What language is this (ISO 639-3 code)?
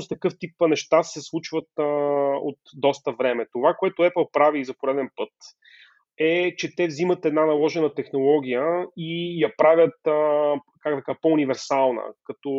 bul